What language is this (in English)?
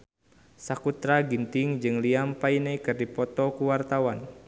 Sundanese